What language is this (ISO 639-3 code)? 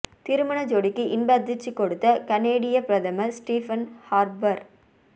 tam